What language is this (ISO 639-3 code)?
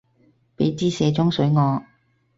yue